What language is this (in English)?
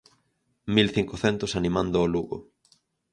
Galician